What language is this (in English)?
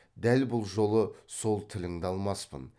Kazakh